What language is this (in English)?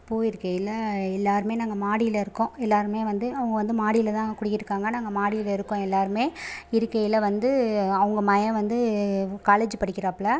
Tamil